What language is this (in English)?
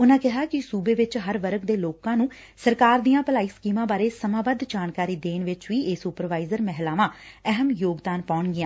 Punjabi